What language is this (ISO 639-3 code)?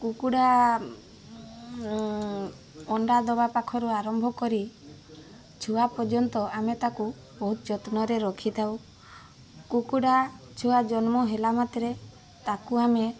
ori